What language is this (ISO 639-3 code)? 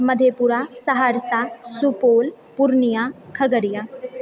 mai